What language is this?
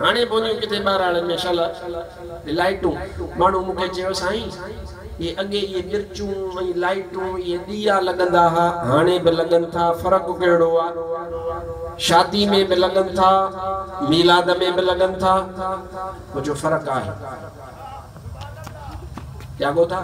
Arabic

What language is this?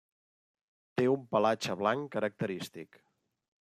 Catalan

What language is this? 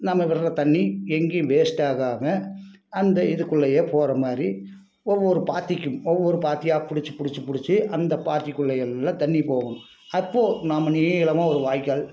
Tamil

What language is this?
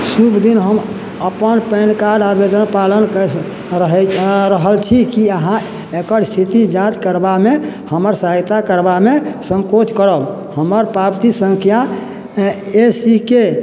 Maithili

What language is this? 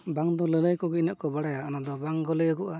Santali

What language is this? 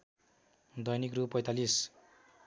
Nepali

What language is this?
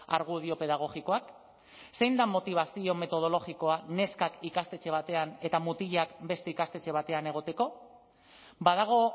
Basque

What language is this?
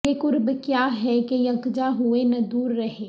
Urdu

